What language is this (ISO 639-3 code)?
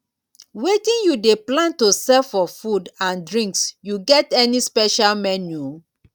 pcm